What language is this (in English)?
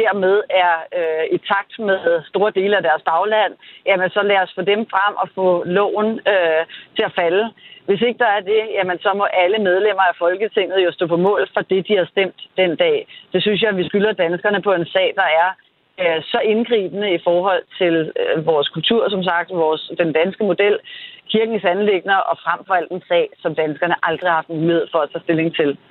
Danish